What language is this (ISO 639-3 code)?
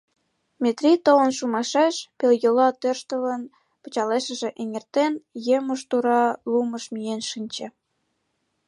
chm